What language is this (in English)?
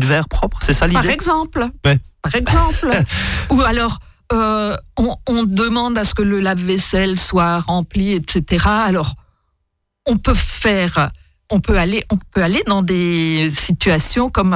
French